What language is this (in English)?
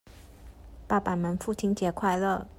Chinese